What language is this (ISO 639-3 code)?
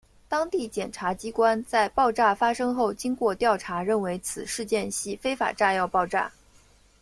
zho